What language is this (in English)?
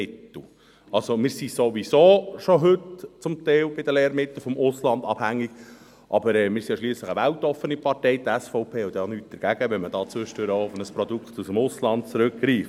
Swiss German